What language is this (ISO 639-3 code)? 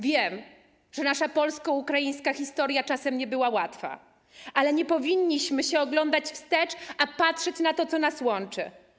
pol